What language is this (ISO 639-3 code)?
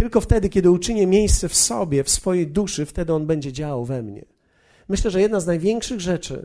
pol